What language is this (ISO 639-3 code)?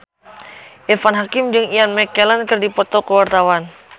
sun